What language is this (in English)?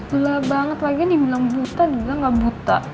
Indonesian